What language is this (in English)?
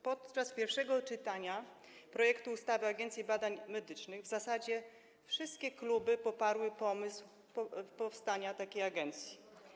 Polish